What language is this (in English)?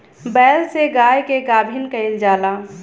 Bhojpuri